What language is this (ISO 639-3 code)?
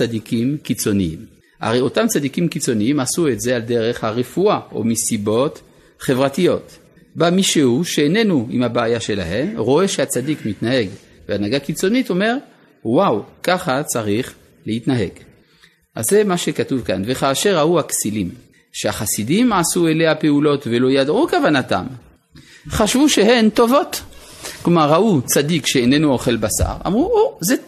heb